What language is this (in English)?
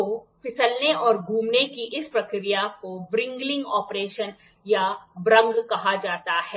Hindi